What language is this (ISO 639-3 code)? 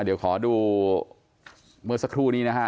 tha